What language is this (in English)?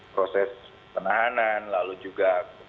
Indonesian